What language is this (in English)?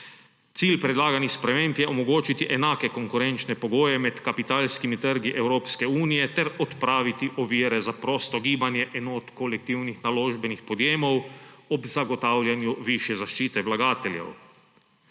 Slovenian